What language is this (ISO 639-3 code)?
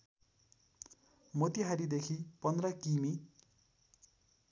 nep